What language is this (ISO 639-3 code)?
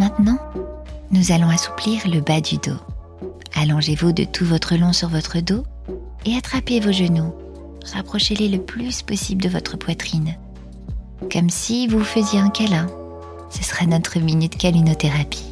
fra